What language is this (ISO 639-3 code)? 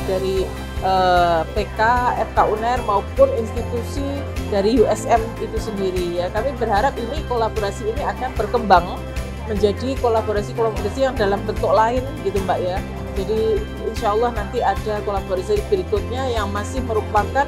ind